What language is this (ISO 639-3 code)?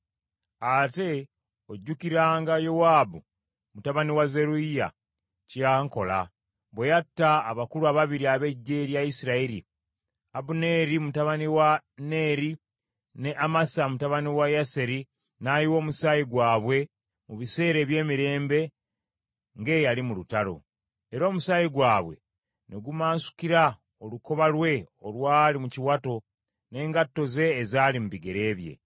lug